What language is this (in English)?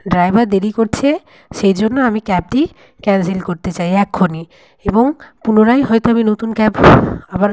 Bangla